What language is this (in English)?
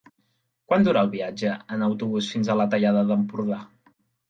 Catalan